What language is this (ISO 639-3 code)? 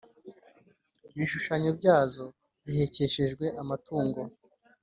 kin